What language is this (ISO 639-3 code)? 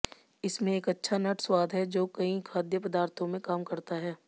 hin